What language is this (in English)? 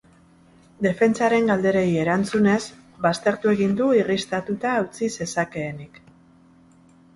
Basque